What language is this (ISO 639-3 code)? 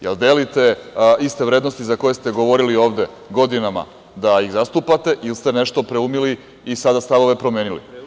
srp